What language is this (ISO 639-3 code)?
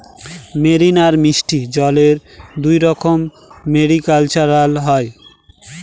ben